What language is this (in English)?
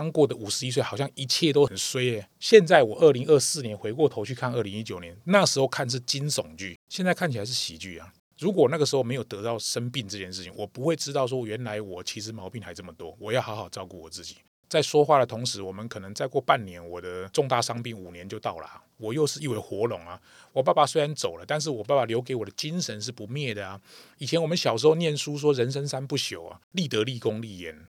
Chinese